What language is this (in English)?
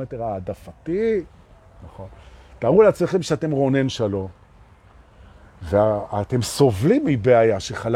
Hebrew